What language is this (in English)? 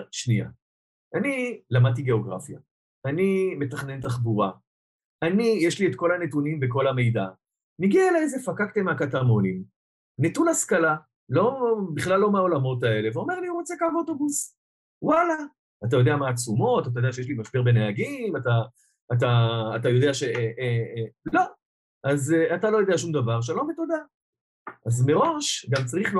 Hebrew